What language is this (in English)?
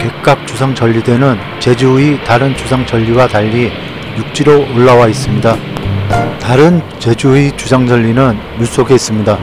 Korean